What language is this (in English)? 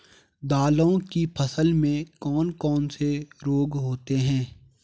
Hindi